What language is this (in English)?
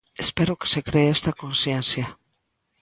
Galician